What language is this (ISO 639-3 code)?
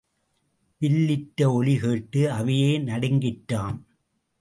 tam